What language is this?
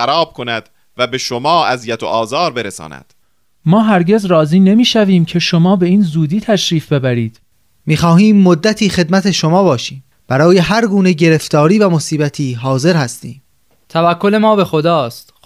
Persian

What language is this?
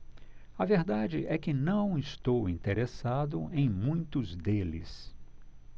Portuguese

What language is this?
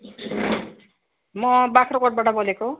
Nepali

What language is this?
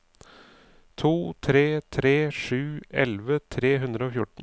Norwegian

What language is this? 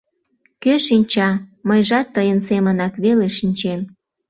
Mari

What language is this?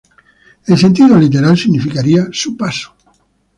Spanish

